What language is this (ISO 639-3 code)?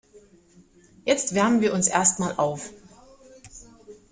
deu